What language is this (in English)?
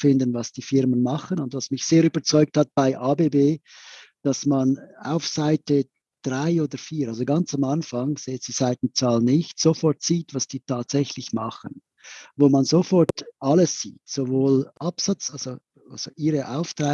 German